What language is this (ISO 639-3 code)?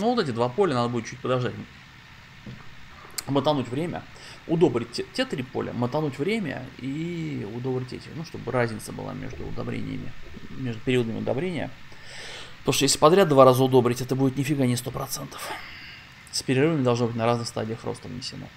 rus